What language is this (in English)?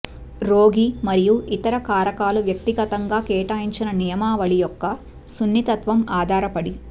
Telugu